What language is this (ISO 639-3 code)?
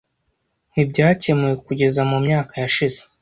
kin